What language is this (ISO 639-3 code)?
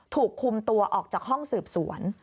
tha